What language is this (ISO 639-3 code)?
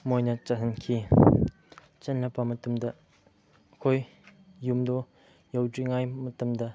mni